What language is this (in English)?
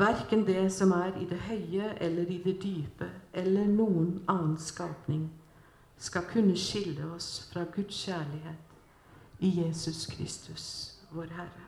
Swedish